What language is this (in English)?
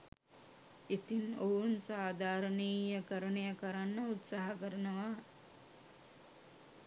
Sinhala